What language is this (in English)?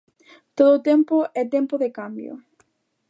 Galician